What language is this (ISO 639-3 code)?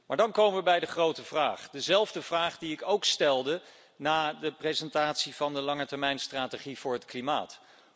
nld